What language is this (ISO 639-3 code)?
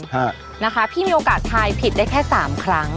tha